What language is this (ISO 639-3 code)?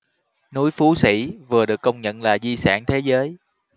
vie